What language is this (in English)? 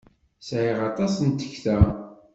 Kabyle